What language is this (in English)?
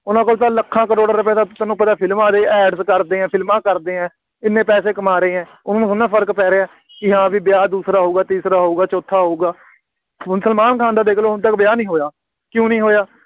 Punjabi